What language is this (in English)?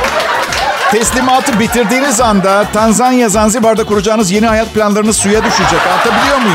Turkish